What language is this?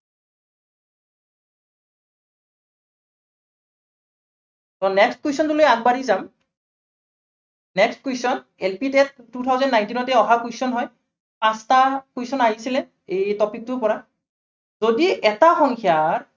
Assamese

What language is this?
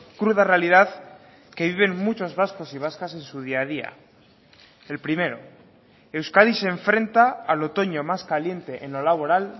Spanish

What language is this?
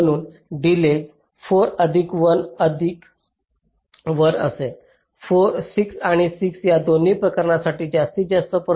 Marathi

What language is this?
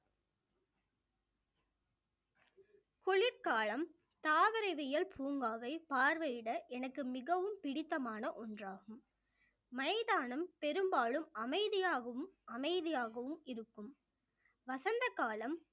Tamil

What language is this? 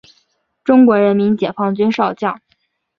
Chinese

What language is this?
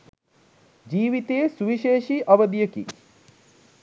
Sinhala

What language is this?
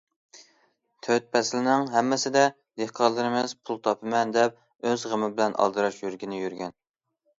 Uyghur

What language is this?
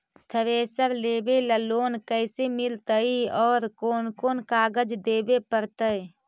Magahi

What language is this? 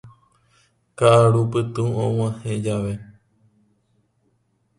Guarani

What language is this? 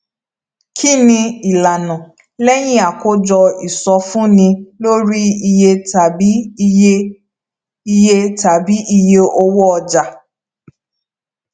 Yoruba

